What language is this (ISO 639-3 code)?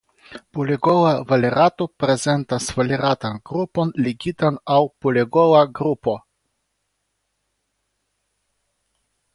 epo